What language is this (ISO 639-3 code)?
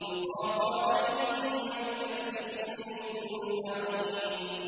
ara